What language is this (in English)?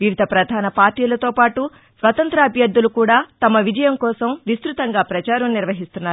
Telugu